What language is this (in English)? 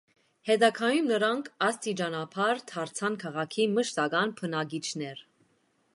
Armenian